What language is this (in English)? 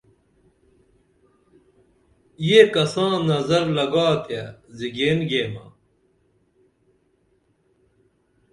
Dameli